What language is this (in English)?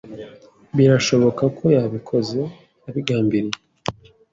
Kinyarwanda